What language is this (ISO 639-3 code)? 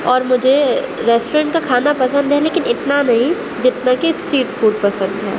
urd